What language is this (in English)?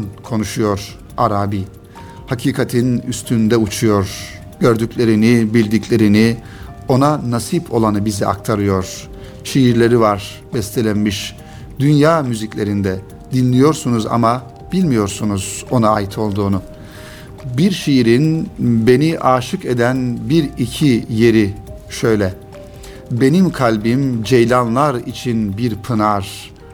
Turkish